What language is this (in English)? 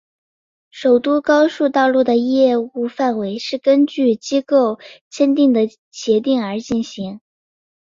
Chinese